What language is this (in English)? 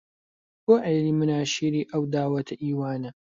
Central Kurdish